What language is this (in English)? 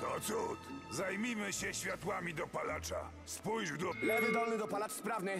Polish